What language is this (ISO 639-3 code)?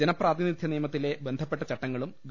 mal